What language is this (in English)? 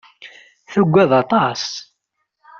Kabyle